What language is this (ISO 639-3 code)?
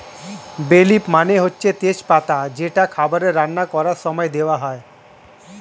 ben